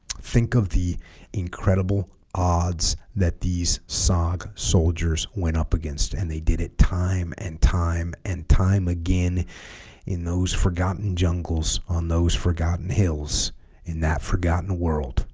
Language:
English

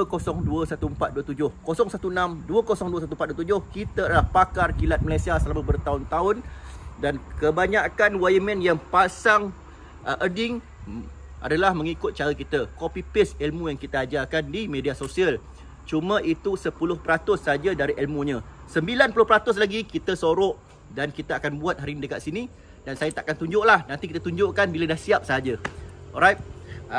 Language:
Malay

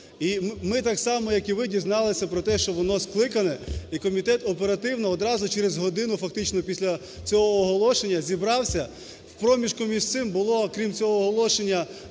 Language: Ukrainian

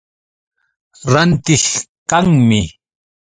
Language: Yauyos Quechua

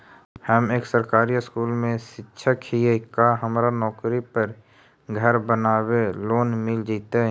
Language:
Magahi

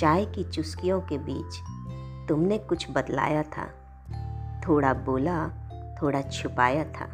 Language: Hindi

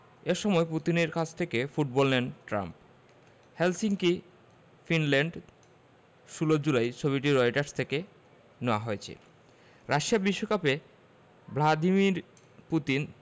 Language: Bangla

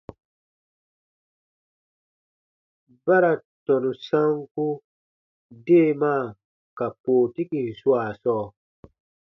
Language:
Baatonum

